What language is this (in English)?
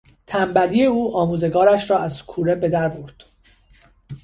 Persian